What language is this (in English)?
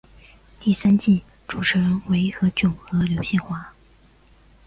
Chinese